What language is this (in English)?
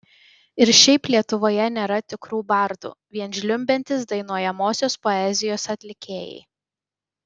Lithuanian